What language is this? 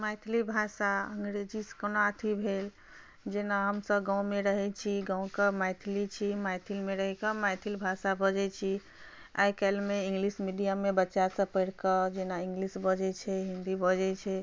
Maithili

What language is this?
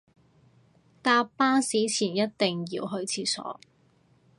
Cantonese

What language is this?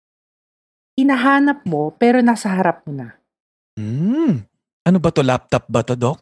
Filipino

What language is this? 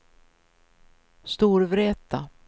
Swedish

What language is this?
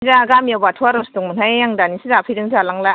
Bodo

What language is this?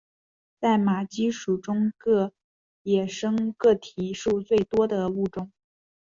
Chinese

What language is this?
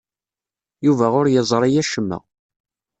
Kabyle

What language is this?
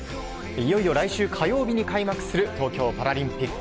Japanese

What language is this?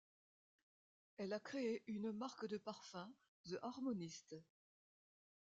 French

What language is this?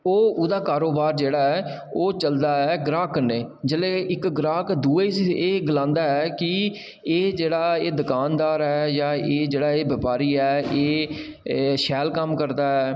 Dogri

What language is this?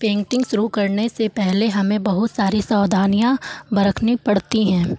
Hindi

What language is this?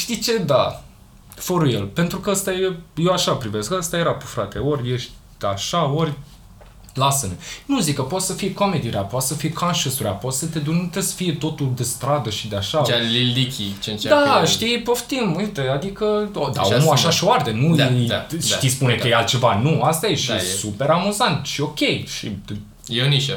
Romanian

